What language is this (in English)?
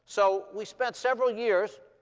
English